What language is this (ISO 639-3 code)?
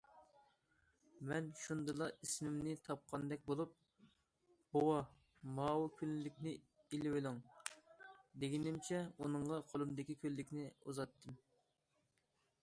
uig